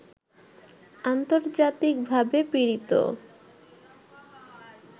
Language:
Bangla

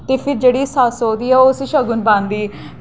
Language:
Dogri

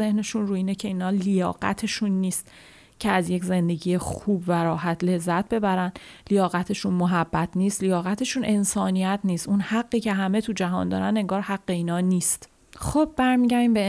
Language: Persian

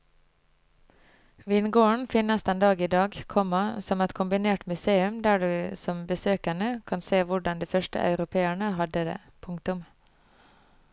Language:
Norwegian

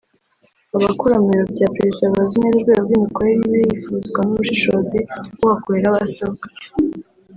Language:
Kinyarwanda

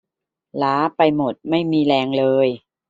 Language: Thai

